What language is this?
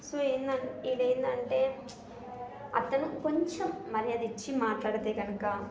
Telugu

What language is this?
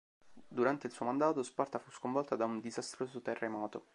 Italian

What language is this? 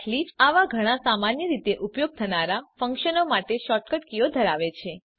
Gujarati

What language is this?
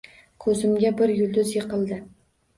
Uzbek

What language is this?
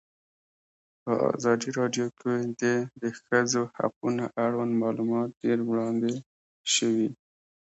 Pashto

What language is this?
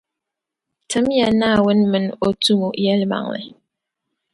Dagbani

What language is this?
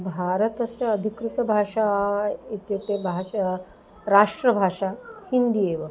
Sanskrit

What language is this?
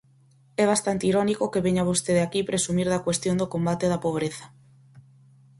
Galician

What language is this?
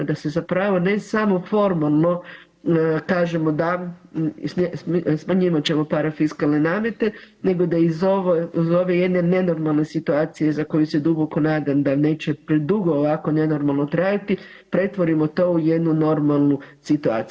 Croatian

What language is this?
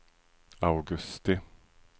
Swedish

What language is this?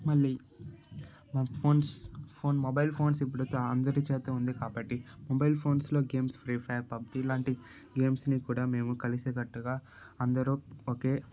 Telugu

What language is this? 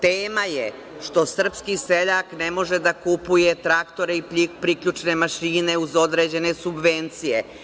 Serbian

